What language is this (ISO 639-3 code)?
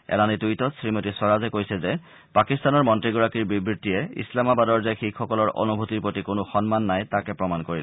asm